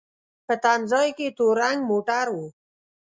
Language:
Pashto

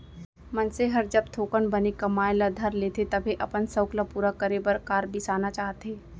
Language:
Chhattisgarhi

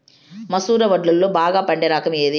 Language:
Telugu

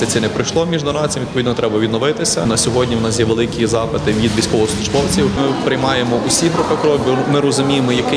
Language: Ukrainian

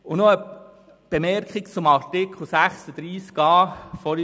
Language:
Swiss German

